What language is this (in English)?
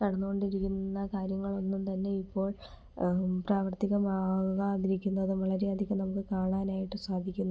Malayalam